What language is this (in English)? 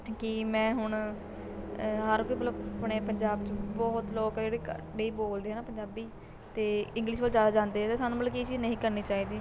Punjabi